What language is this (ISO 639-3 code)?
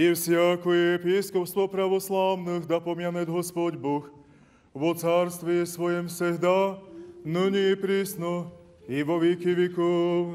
ukr